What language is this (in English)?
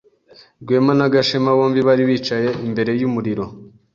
Kinyarwanda